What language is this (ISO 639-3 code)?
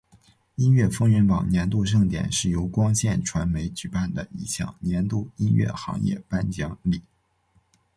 zho